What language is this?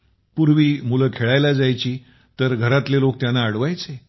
Marathi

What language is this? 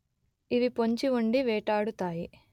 Telugu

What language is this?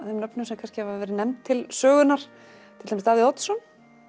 Icelandic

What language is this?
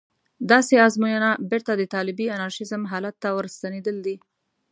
Pashto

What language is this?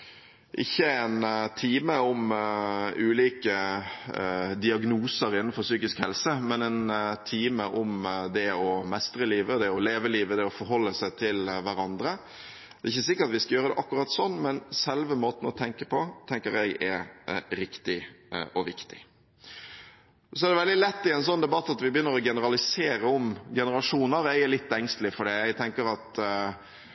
Norwegian Bokmål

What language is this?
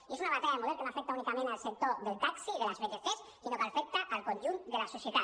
Catalan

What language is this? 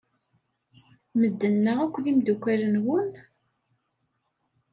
Kabyle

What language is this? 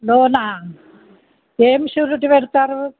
Telugu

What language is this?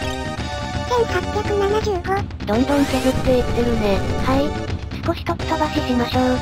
Japanese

